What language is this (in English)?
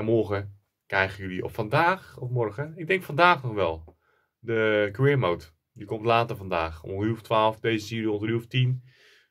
Dutch